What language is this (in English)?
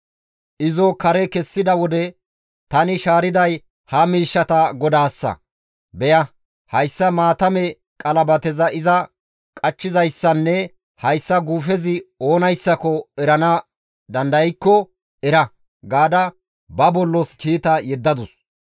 Gamo